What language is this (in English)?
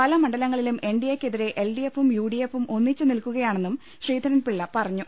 Malayalam